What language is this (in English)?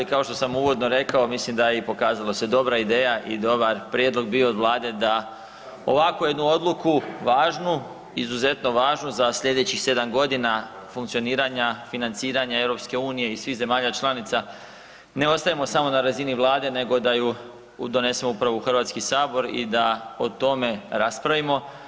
Croatian